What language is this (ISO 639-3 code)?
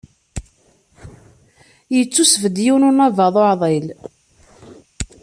kab